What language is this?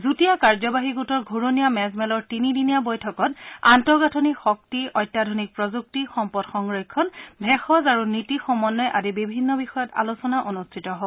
Assamese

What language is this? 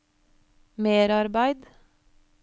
Norwegian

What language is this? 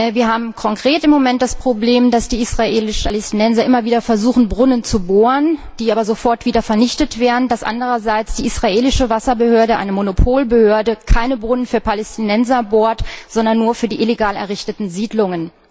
German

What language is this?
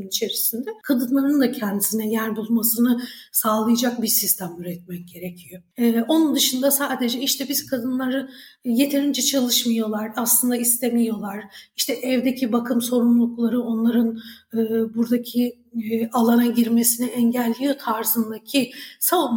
Turkish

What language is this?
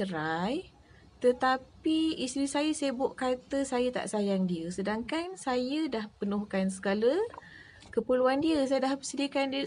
Malay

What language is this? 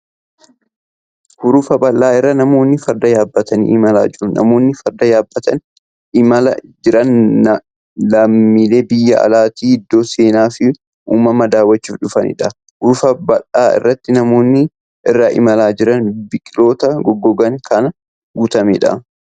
Oromo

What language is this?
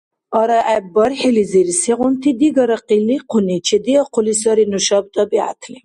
Dargwa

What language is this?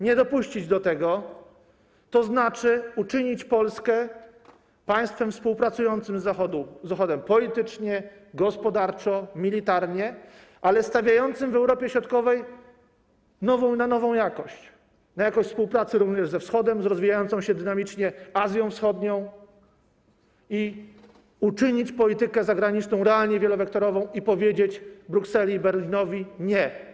Polish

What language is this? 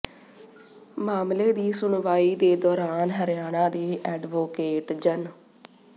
Punjabi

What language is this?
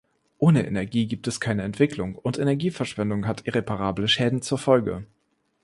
German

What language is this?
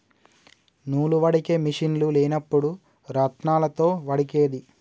Telugu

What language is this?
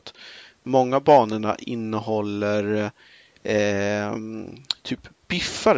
Swedish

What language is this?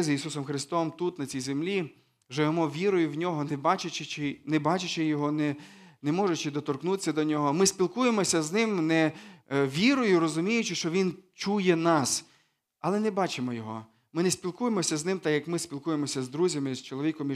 Ukrainian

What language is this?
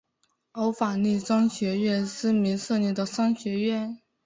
Chinese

